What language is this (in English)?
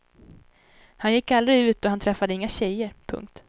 Swedish